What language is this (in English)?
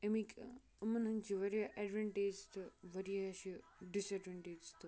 Kashmiri